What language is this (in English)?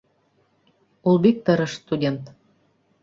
Bashkir